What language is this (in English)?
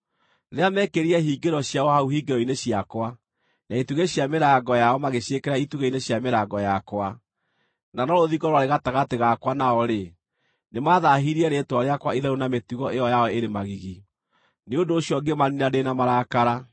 Kikuyu